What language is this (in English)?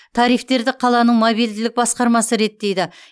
Kazakh